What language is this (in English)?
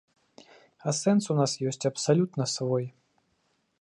Belarusian